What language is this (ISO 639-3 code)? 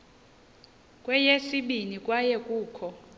xho